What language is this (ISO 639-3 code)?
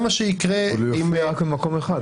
heb